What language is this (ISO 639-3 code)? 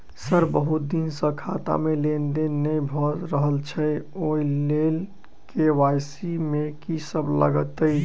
mai